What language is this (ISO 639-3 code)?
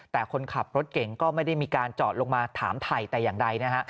tha